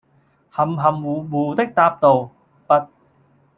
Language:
Cantonese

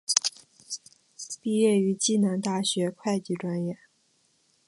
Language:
Chinese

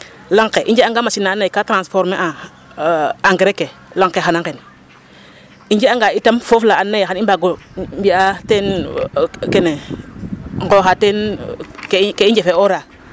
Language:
Serer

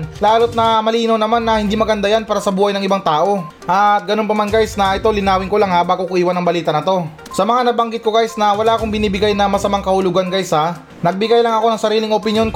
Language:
Filipino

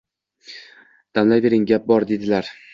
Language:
Uzbek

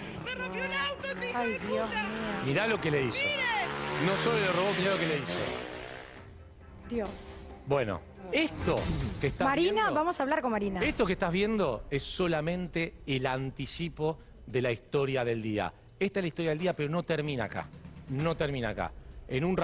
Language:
Spanish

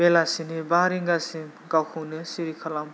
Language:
Bodo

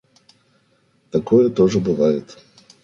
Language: Russian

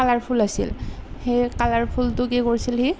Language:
Assamese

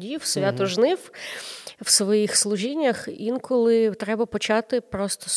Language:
Ukrainian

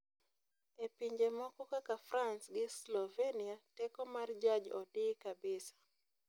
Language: Luo (Kenya and Tanzania)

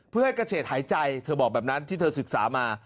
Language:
Thai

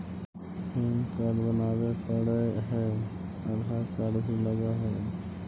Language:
Magahi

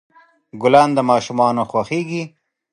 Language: Pashto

